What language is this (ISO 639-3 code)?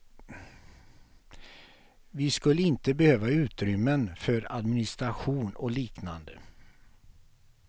swe